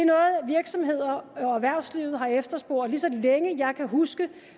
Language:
Danish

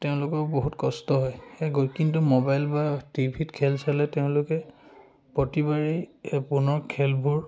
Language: Assamese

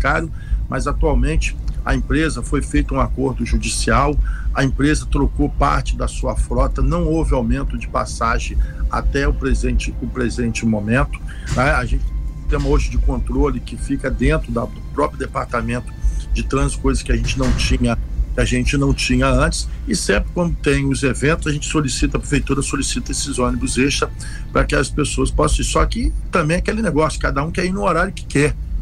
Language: Portuguese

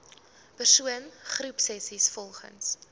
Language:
Afrikaans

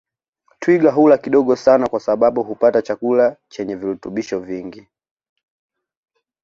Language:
Swahili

